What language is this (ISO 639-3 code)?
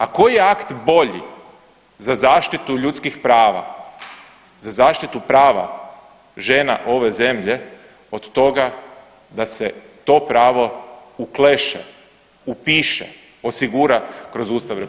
hrv